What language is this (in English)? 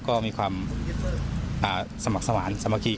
Thai